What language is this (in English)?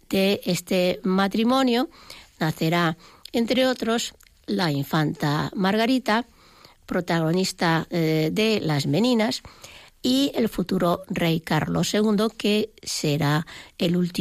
Spanish